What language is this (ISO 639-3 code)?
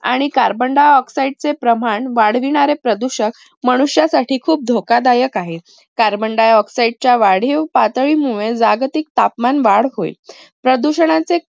mar